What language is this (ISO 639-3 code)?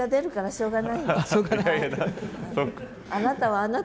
jpn